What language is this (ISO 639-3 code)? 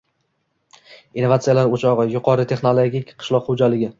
uzb